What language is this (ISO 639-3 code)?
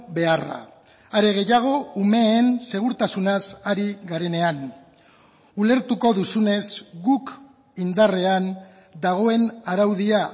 eus